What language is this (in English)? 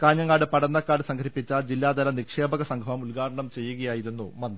Malayalam